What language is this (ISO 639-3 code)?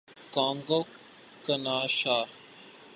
urd